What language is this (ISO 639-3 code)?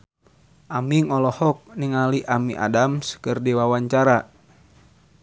sun